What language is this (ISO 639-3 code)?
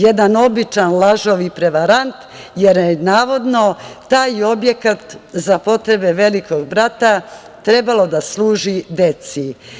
srp